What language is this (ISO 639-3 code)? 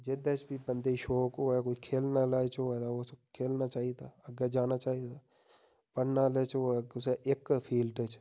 doi